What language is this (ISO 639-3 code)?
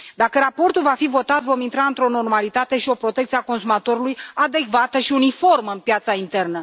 ron